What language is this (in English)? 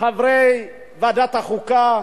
Hebrew